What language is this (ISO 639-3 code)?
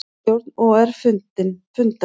isl